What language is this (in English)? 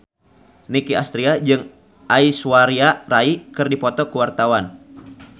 Sundanese